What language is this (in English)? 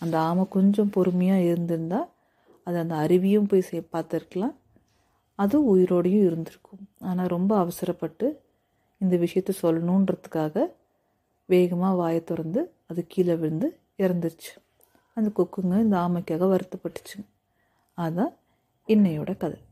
Tamil